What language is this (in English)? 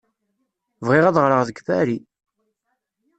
Kabyle